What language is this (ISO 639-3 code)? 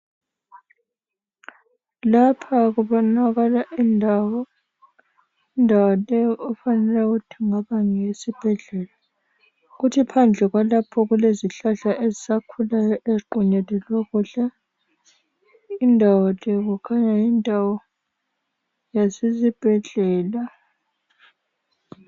nde